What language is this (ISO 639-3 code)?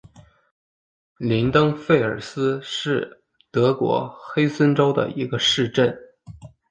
zho